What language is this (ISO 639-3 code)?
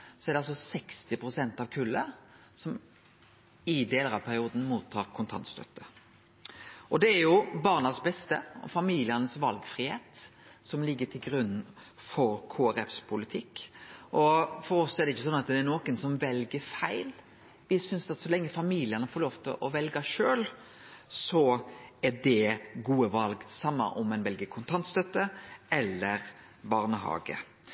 nno